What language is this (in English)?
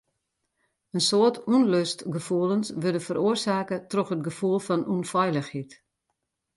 Western Frisian